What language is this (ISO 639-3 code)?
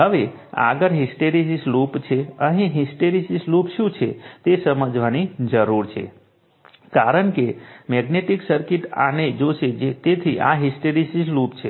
guj